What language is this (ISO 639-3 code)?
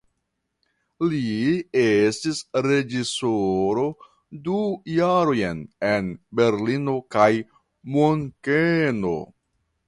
epo